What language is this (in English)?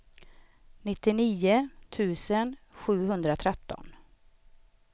Swedish